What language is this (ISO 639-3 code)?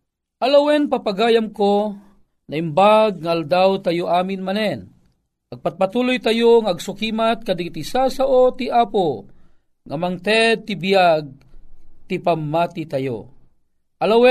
fil